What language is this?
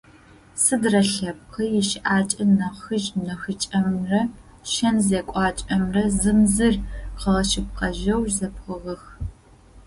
Adyghe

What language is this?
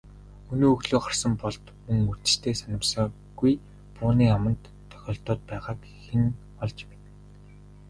Mongolian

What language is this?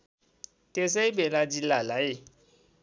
Nepali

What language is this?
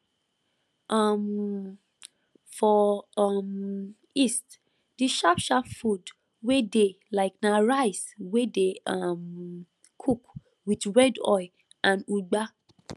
Nigerian Pidgin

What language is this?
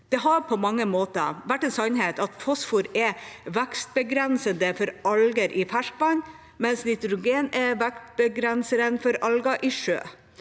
Norwegian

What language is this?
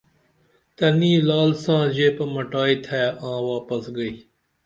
Dameli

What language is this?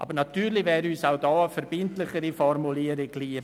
Swiss German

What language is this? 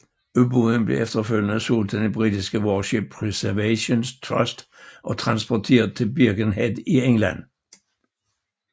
Danish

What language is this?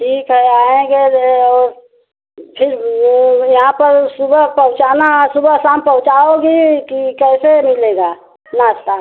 Hindi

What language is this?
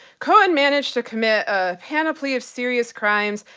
English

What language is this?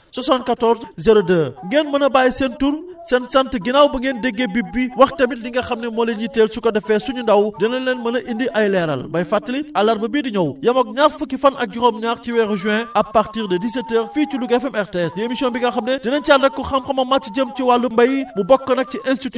Wolof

